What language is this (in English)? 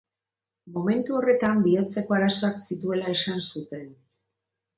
Basque